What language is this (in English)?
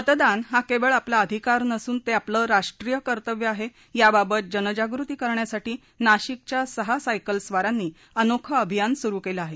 Marathi